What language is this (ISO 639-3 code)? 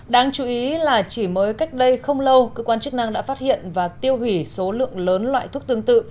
vie